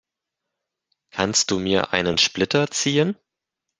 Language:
German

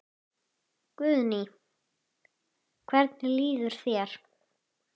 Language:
Icelandic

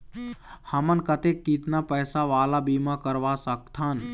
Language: Chhattisgarhi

